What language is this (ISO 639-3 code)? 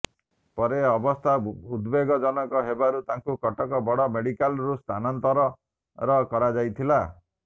ori